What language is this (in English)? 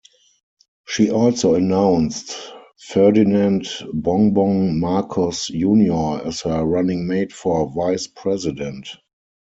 English